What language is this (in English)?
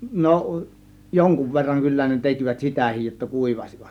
Finnish